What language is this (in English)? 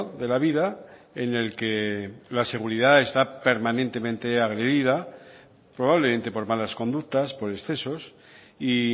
Spanish